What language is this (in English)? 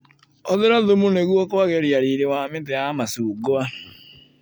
Kikuyu